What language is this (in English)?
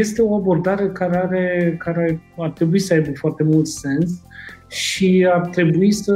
Romanian